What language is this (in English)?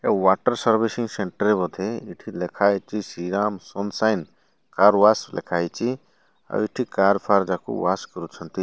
Odia